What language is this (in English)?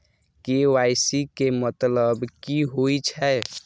Maithili